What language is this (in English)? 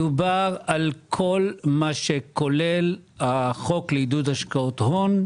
Hebrew